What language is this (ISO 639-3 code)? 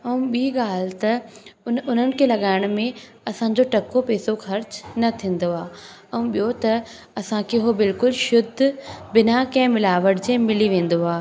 snd